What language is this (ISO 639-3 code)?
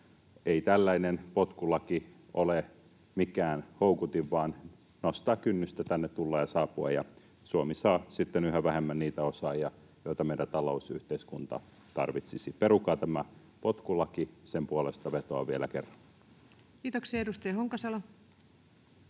fin